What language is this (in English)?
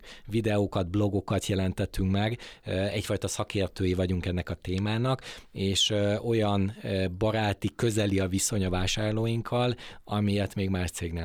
Hungarian